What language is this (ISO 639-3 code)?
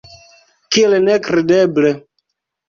epo